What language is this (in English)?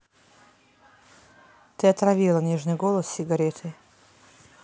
Russian